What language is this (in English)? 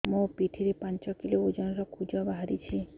Odia